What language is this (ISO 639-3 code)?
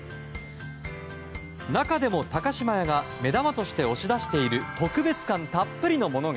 jpn